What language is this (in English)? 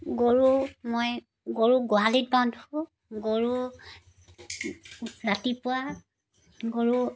Assamese